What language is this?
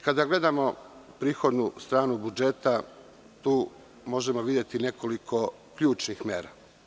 Serbian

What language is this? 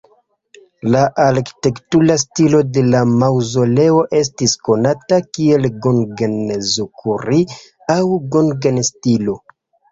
Esperanto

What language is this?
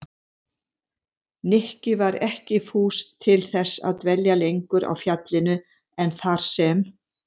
Icelandic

